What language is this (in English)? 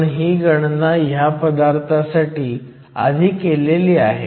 Marathi